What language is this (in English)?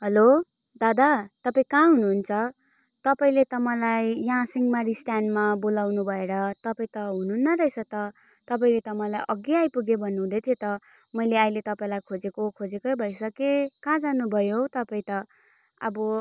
Nepali